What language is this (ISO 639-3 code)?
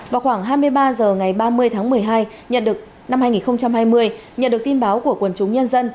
vie